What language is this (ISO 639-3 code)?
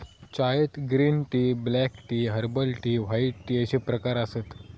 mar